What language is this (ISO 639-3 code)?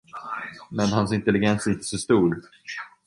swe